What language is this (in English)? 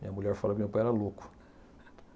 Portuguese